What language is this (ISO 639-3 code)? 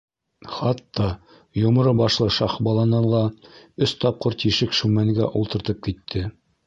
bak